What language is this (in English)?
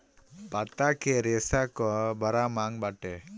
Bhojpuri